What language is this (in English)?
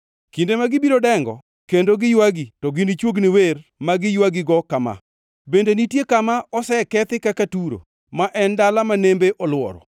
Luo (Kenya and Tanzania)